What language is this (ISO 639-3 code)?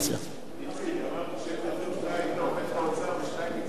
heb